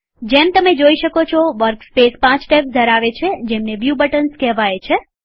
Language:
Gujarati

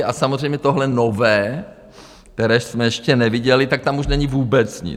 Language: Czech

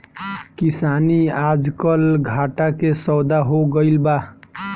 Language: Bhojpuri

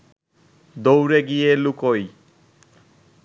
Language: Bangla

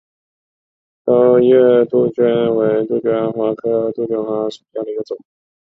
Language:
Chinese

